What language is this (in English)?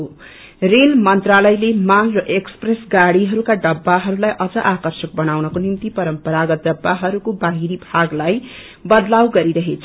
Nepali